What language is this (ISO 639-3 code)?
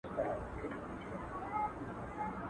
pus